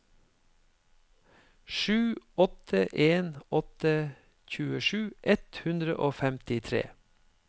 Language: Norwegian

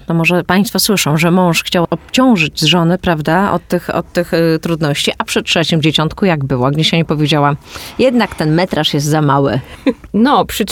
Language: Polish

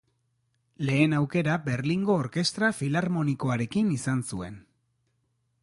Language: Basque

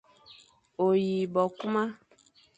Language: Fang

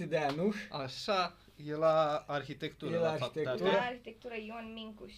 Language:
Romanian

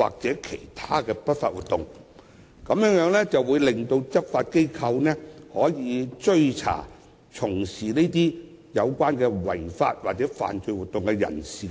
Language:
Cantonese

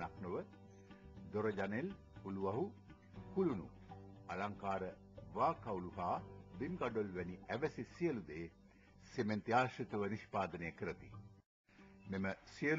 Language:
Romanian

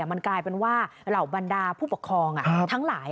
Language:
Thai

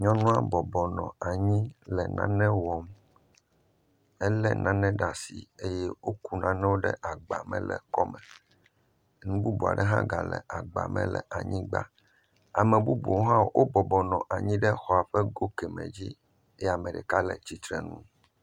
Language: Ewe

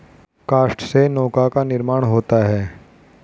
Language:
Hindi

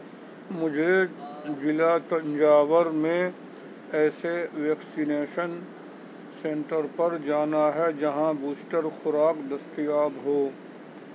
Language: Urdu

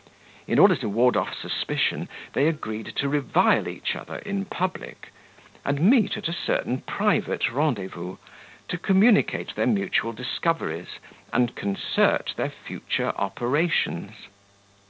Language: English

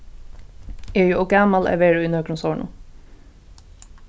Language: Faroese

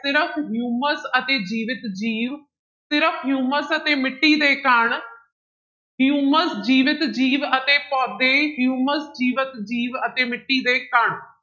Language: Punjabi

